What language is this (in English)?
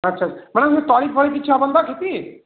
Odia